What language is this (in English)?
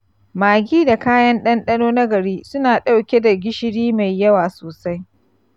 Hausa